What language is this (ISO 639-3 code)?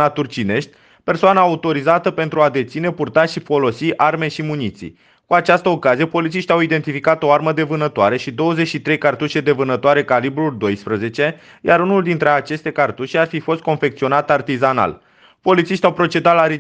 ron